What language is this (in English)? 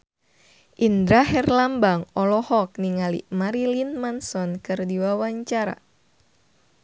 Sundanese